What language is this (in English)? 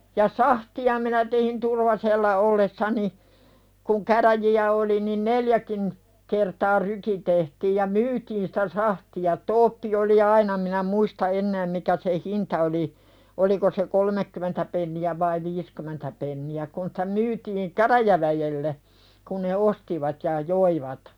Finnish